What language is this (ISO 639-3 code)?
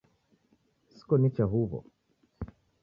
dav